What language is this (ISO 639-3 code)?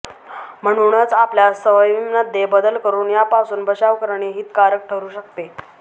mar